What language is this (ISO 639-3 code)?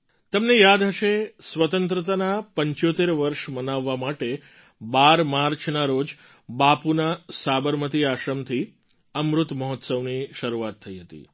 guj